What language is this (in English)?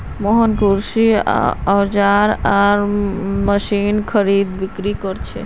Magahi